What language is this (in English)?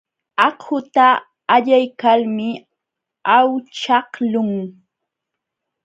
Jauja Wanca Quechua